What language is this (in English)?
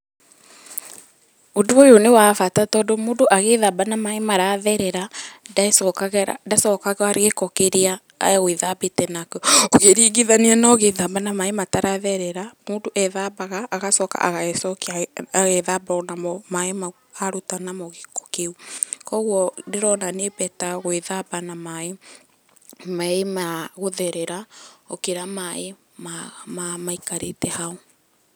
Kikuyu